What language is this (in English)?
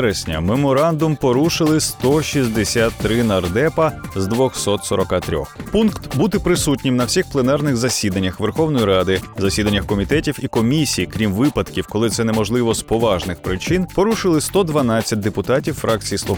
Ukrainian